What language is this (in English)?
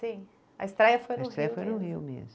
Portuguese